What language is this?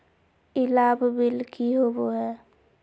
Magahi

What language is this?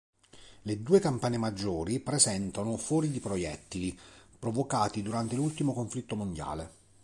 Italian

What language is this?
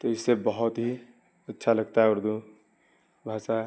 Urdu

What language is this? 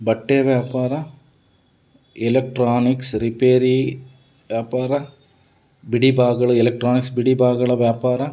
Kannada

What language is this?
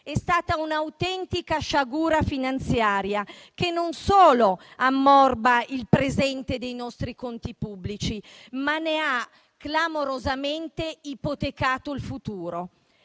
Italian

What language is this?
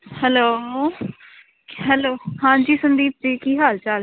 Punjabi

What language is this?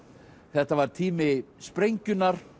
Icelandic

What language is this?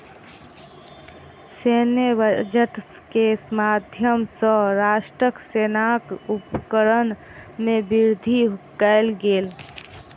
Maithili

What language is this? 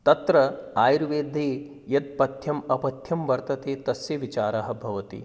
Sanskrit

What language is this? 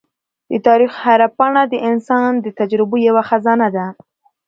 Pashto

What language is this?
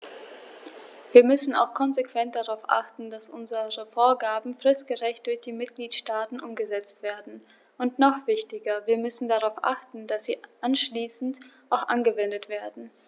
German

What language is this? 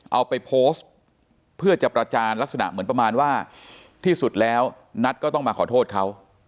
Thai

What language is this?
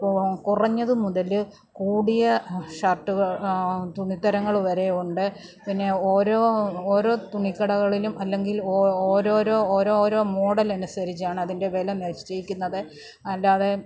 Malayalam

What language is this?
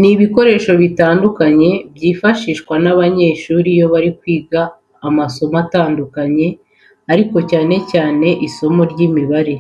Kinyarwanda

